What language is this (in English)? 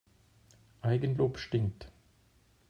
German